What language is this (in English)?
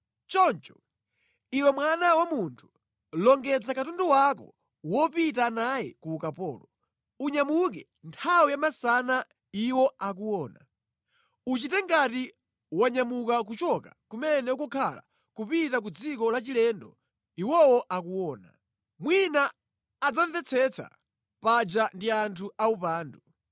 Nyanja